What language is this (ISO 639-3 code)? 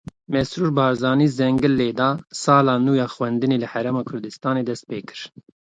kur